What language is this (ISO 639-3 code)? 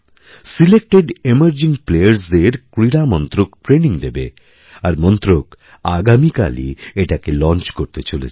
ben